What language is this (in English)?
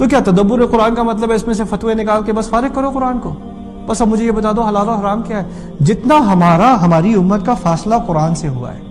Urdu